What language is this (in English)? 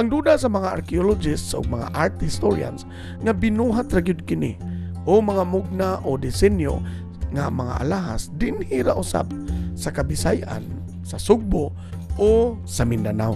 Filipino